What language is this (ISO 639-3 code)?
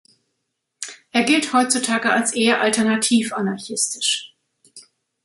deu